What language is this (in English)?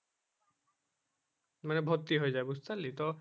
Bangla